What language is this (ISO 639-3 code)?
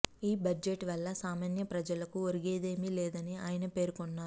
tel